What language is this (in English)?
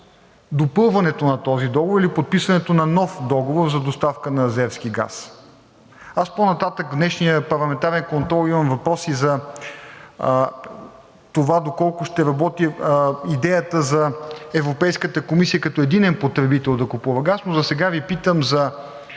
Bulgarian